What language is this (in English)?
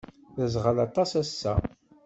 Kabyle